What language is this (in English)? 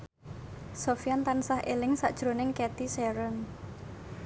Javanese